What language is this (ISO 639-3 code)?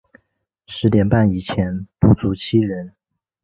zho